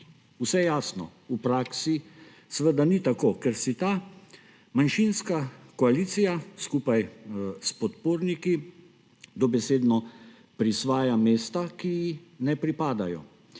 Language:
Slovenian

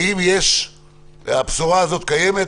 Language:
Hebrew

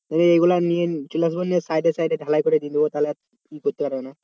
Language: Bangla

